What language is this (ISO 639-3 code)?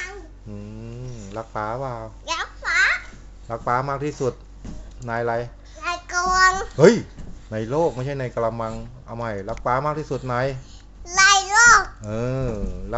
tha